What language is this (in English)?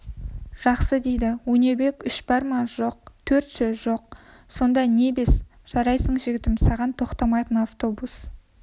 Kazakh